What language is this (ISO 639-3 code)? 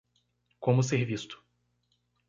por